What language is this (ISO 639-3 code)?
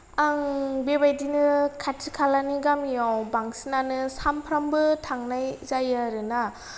brx